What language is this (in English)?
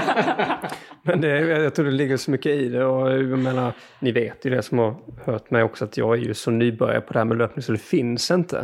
Swedish